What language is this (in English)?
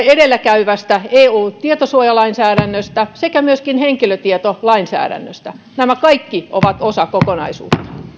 Finnish